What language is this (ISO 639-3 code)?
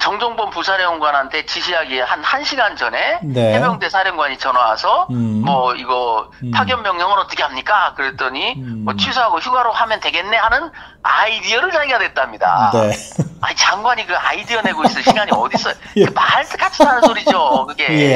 kor